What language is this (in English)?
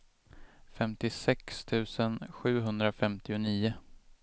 Swedish